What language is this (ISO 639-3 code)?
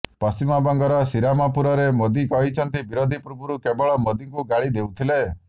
ori